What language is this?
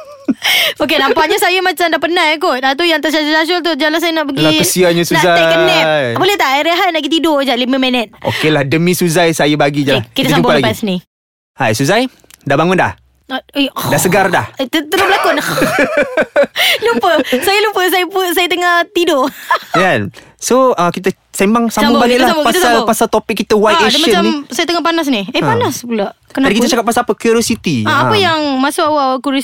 Malay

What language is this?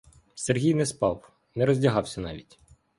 Ukrainian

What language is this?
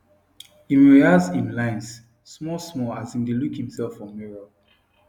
Nigerian Pidgin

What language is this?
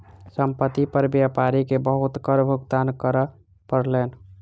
Maithili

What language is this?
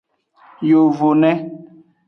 Aja (Benin)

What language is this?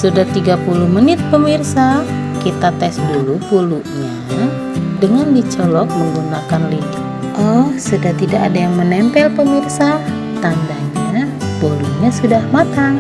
Indonesian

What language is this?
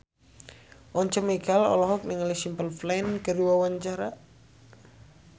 Sundanese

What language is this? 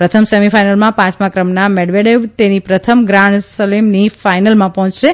Gujarati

